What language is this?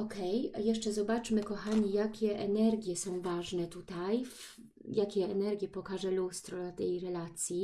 Polish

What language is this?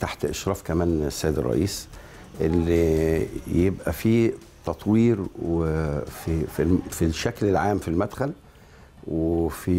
Arabic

